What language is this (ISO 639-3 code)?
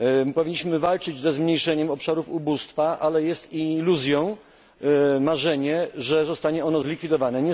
pol